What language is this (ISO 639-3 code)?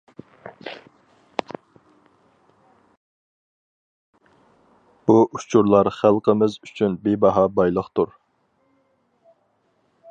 uig